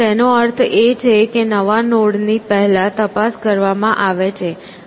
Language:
Gujarati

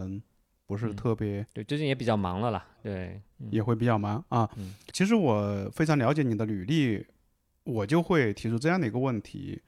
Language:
Chinese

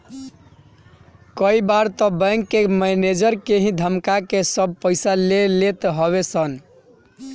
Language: Bhojpuri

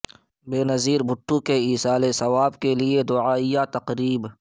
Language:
Urdu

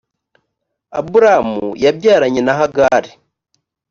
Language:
Kinyarwanda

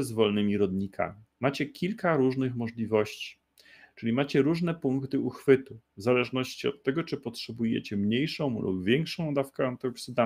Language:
Polish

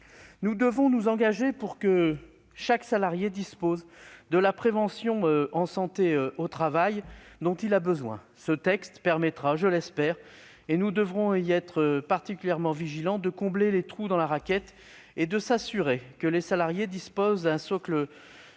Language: French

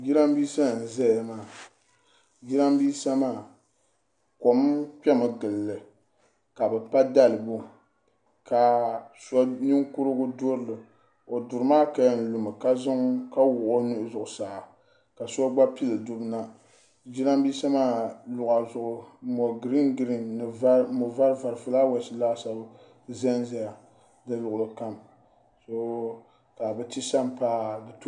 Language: Dagbani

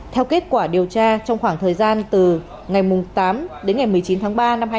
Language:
Vietnamese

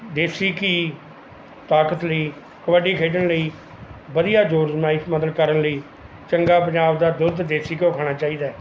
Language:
Punjabi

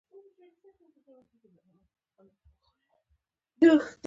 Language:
Pashto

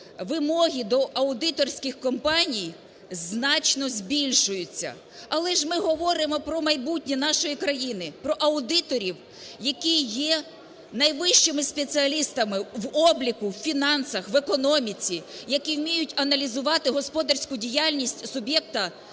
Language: Ukrainian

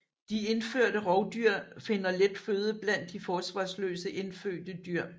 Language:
Danish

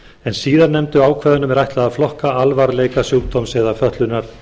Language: Icelandic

